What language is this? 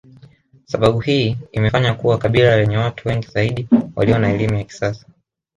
Swahili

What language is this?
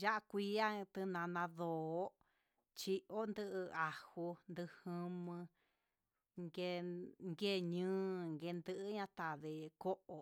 Huitepec Mixtec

